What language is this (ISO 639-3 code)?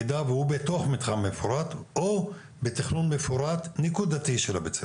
heb